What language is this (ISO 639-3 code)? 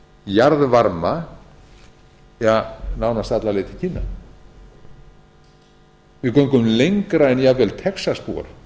isl